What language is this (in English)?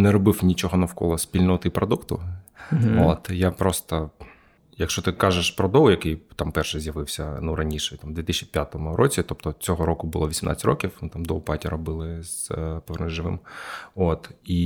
Ukrainian